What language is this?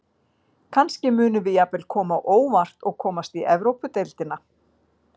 Icelandic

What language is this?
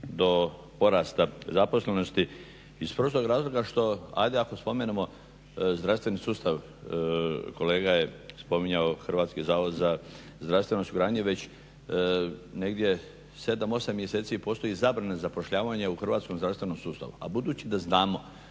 Croatian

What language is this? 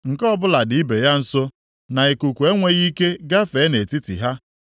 Igbo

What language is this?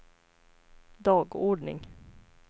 Swedish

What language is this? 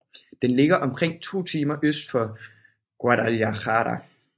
Danish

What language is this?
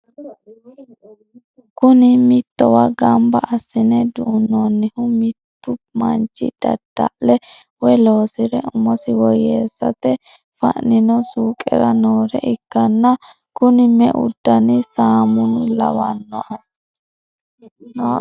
Sidamo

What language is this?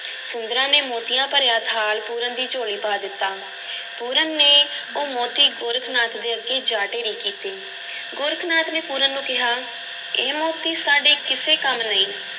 Punjabi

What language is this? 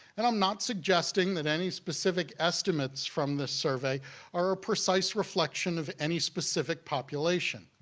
English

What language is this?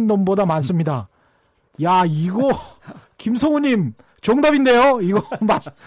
Korean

